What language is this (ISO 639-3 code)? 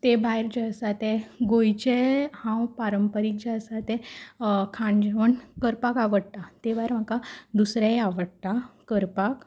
kok